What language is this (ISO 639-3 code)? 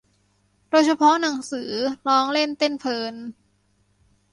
tha